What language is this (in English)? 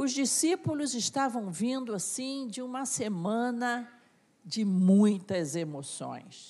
Portuguese